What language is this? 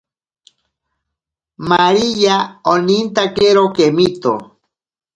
Ashéninka Perené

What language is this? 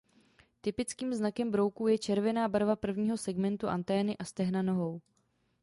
Czech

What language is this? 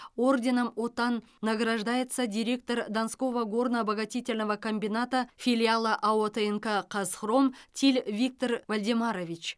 Kazakh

